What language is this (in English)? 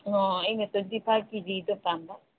Manipuri